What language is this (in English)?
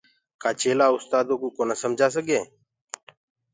Gurgula